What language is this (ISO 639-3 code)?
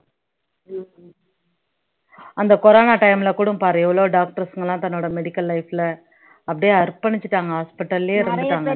tam